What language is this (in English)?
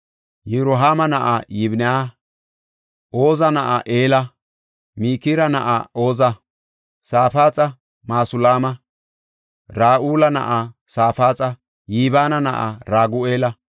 Gofa